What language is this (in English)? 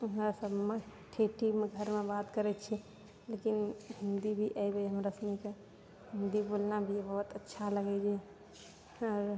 Maithili